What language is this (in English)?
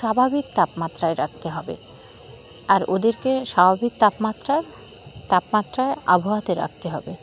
Bangla